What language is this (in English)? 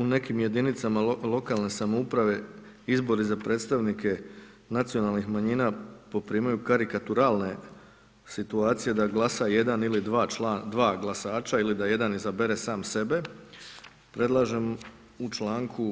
Croatian